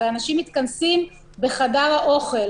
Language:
Hebrew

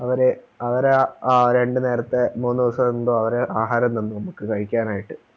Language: Malayalam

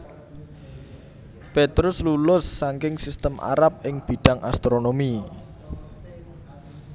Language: Javanese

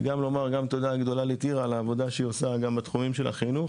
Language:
Hebrew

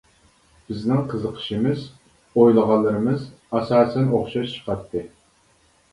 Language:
Uyghur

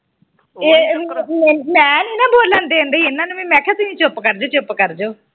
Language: Punjabi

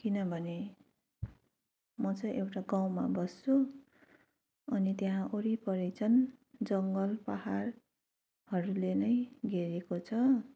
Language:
Nepali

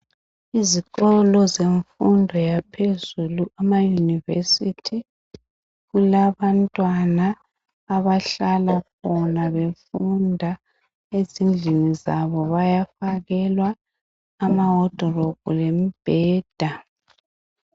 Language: North Ndebele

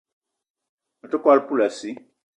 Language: Eton (Cameroon)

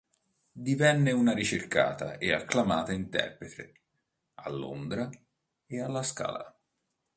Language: Italian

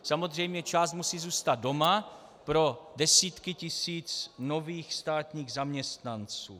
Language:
Czech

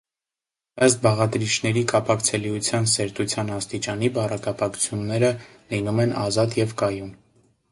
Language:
Armenian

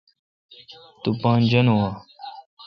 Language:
Kalkoti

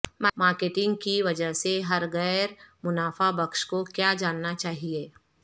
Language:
Urdu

